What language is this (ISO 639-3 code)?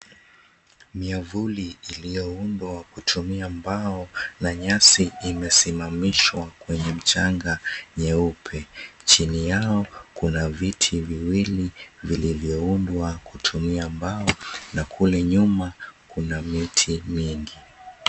swa